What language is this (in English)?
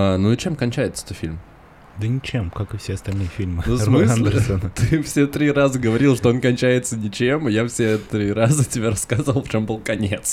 Russian